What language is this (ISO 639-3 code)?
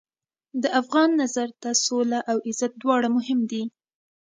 pus